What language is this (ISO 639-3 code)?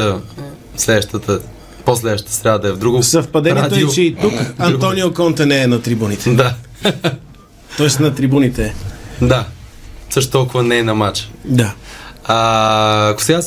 bul